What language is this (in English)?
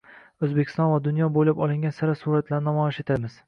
Uzbek